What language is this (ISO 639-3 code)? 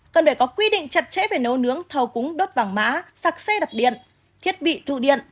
vie